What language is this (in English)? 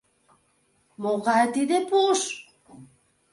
Mari